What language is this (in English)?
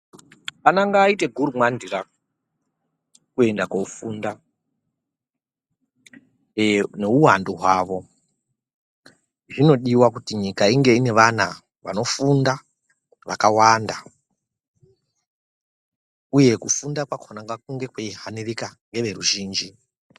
Ndau